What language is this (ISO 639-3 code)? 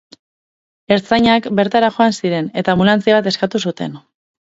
eus